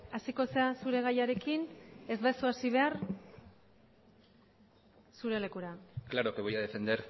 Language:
Basque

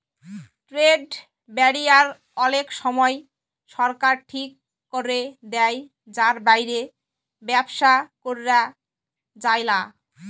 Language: Bangla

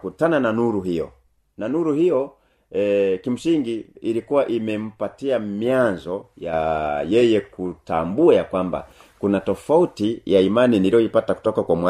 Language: Swahili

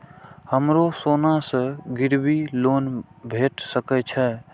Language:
Maithili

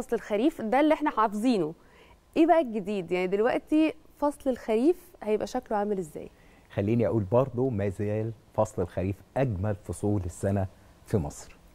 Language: Arabic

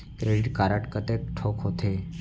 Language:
Chhattisgarhi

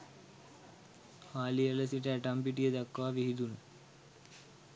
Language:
Sinhala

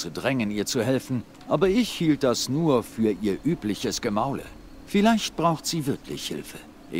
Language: German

